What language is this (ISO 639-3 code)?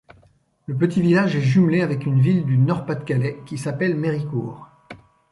fra